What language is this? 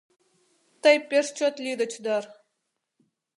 Mari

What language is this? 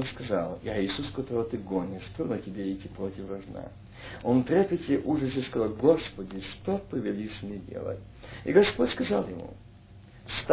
Russian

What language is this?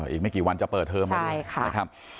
Thai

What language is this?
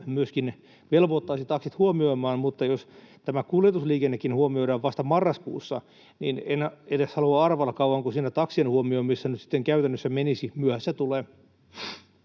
Finnish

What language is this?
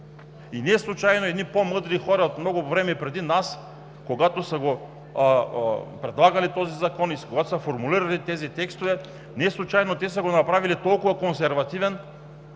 Bulgarian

